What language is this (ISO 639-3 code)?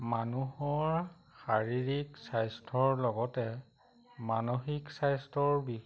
asm